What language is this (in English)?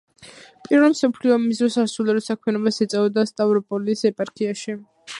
Georgian